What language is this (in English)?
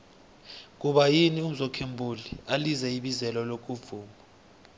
South Ndebele